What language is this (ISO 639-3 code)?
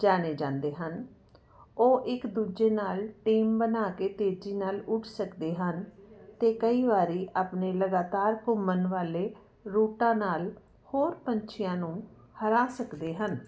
pan